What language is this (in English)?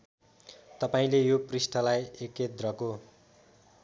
Nepali